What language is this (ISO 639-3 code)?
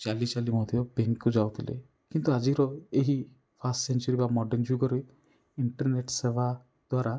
ori